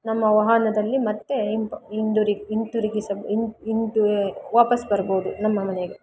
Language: Kannada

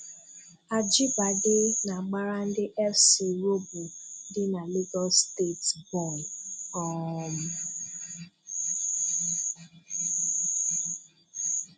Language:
Igbo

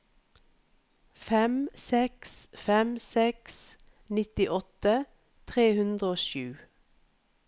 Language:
Norwegian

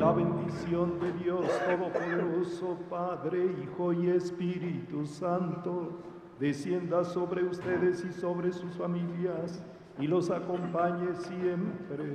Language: Spanish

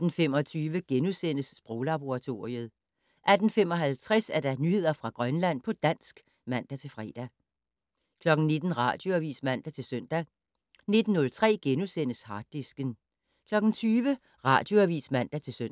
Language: Danish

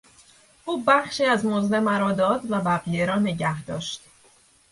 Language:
Persian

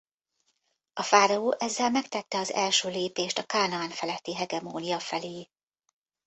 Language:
Hungarian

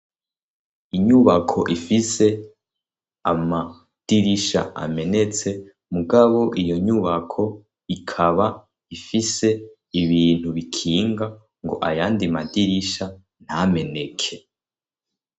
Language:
Rundi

